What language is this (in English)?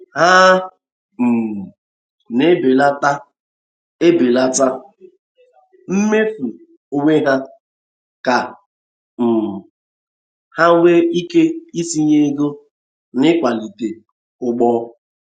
Igbo